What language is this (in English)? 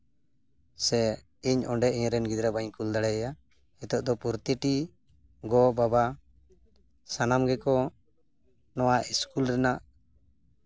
Santali